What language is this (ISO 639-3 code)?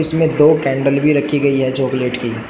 hin